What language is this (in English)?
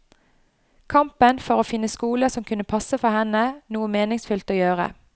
Norwegian